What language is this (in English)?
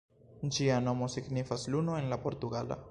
Esperanto